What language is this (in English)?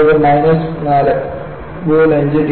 Malayalam